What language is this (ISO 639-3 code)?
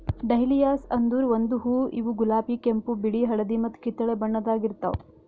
kan